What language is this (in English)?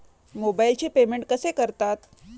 Marathi